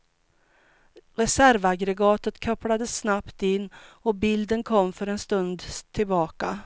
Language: Swedish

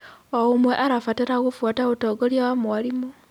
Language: Kikuyu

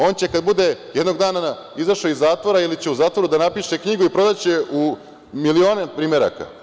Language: Serbian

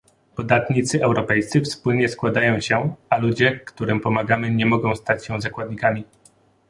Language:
Polish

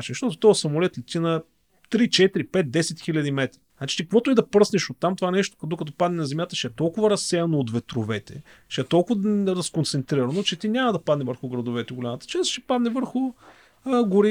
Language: Bulgarian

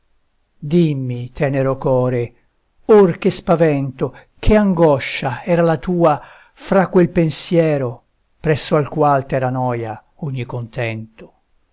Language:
Italian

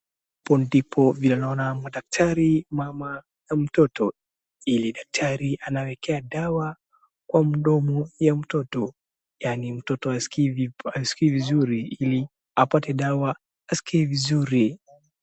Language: Swahili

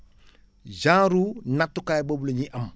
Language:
Wolof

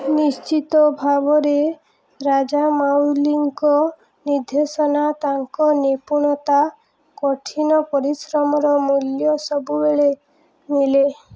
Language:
Odia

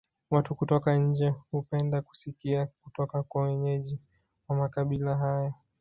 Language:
Swahili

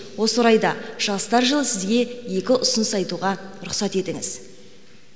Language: Kazakh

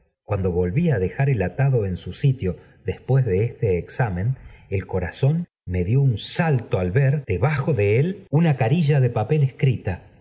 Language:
Spanish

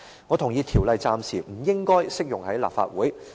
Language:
Cantonese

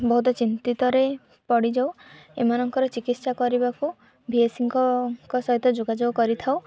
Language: Odia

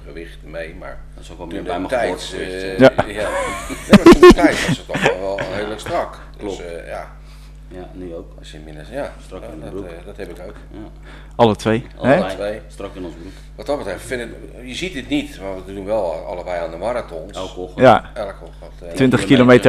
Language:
Dutch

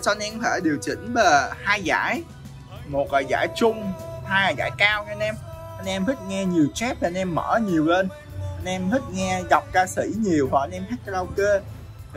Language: Vietnamese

